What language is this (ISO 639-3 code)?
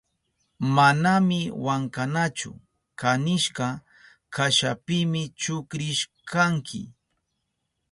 qup